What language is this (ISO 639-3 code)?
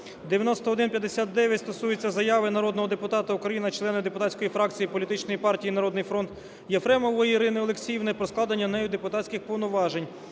ukr